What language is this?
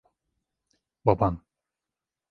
Turkish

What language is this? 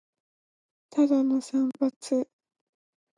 Japanese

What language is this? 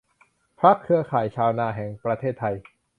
Thai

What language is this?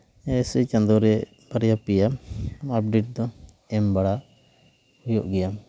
Santali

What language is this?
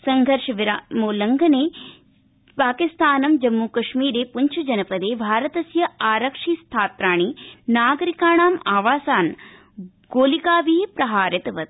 Sanskrit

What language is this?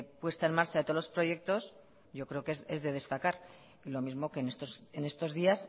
Spanish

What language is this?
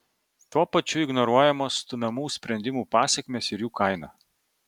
Lithuanian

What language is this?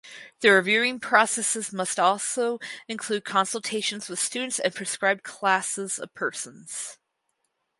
English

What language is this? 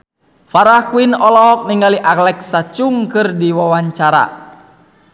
Sundanese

